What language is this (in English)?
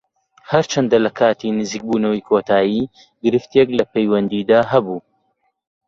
Central Kurdish